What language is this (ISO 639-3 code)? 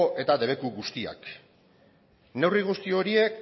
eus